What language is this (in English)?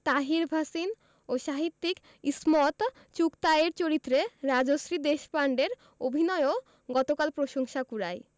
Bangla